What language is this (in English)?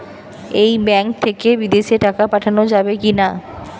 Bangla